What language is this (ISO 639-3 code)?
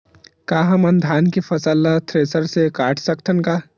hne